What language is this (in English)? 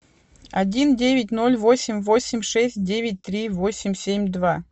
Russian